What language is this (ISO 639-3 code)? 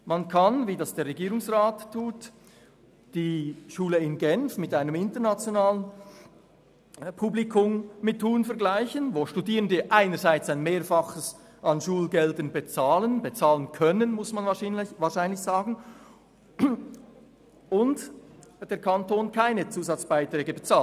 gsw